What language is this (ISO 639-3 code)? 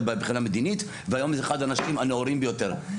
heb